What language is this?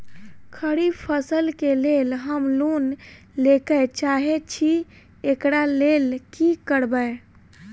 Maithili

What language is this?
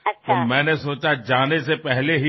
Assamese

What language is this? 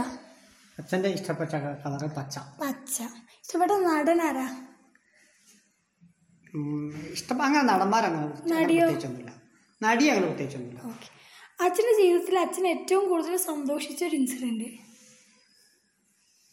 Malayalam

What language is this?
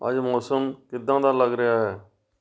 Punjabi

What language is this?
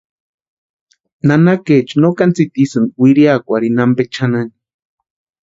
Western Highland Purepecha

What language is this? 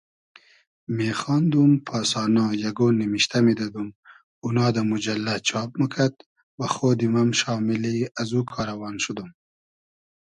Hazaragi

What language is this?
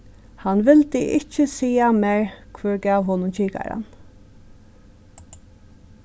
Faroese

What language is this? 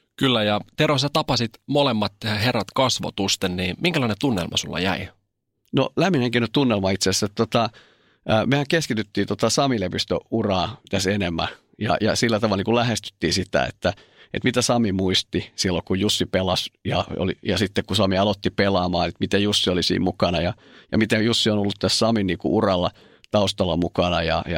Finnish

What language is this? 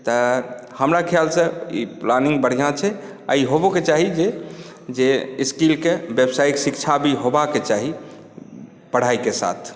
Maithili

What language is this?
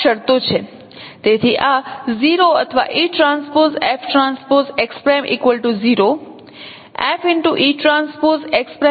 Gujarati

